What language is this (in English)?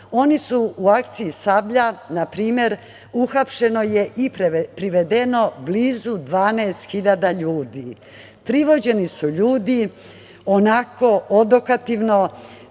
Serbian